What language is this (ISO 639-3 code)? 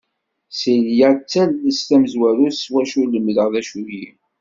kab